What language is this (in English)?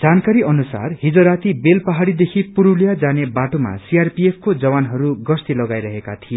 Nepali